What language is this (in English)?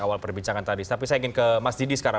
Indonesian